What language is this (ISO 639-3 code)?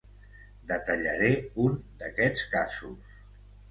cat